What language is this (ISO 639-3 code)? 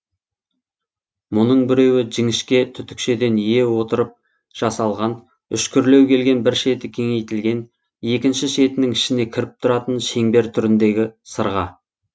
kaz